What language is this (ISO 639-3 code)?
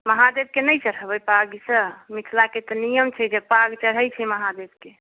mai